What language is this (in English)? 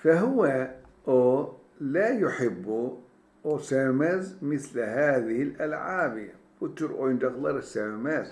Turkish